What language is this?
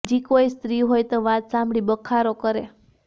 Gujarati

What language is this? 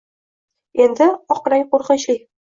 Uzbek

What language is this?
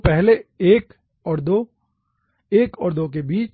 Hindi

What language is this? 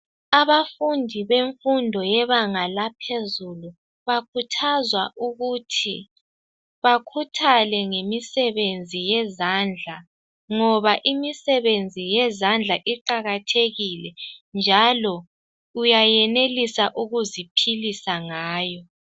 North Ndebele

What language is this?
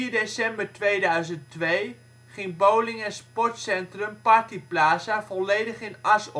Dutch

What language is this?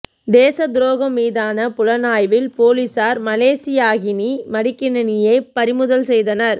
Tamil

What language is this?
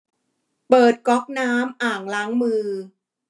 Thai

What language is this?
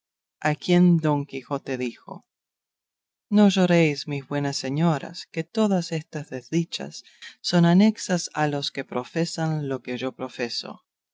Spanish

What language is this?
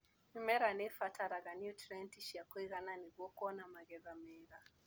Kikuyu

